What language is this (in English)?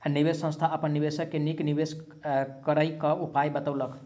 Maithili